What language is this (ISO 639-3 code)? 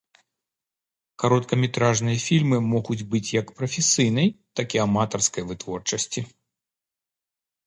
bel